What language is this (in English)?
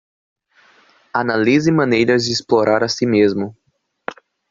Portuguese